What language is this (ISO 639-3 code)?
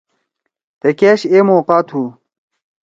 trw